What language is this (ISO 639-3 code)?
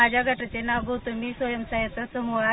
mar